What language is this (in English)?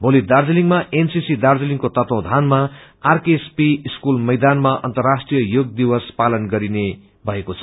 Nepali